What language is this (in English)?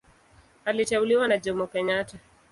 Swahili